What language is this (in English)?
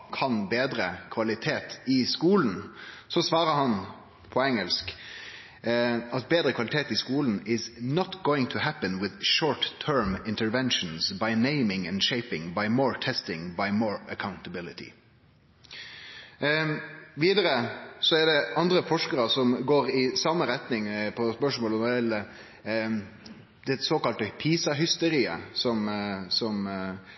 Norwegian Nynorsk